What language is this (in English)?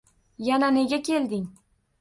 Uzbek